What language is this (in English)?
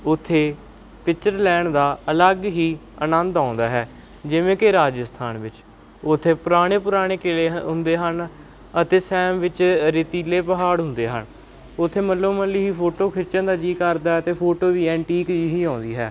Punjabi